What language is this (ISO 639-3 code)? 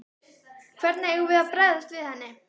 isl